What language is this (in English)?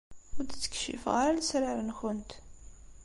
Kabyle